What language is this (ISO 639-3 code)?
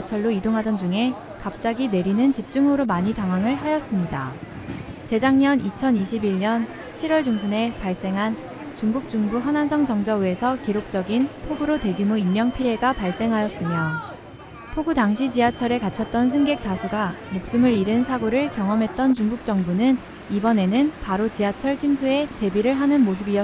kor